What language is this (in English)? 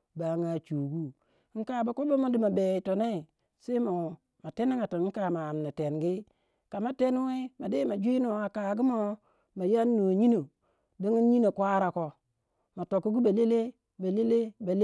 Waja